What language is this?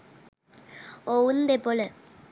Sinhala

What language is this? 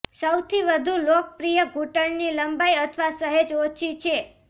Gujarati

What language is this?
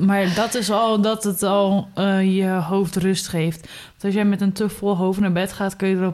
Dutch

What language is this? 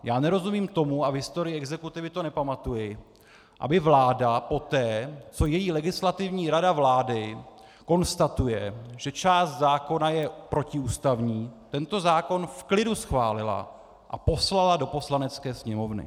Czech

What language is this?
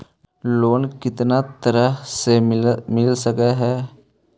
Magahi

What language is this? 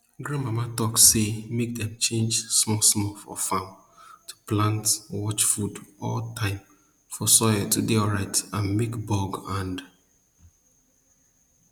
Nigerian Pidgin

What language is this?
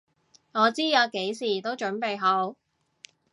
Cantonese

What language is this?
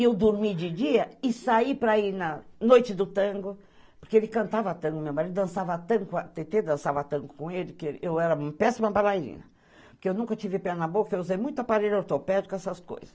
Portuguese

